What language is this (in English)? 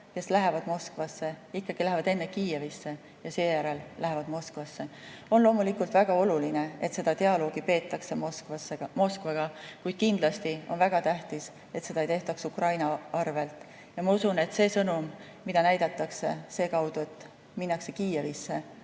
Estonian